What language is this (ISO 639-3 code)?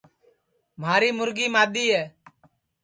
ssi